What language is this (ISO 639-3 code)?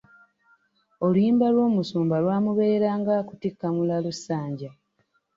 lug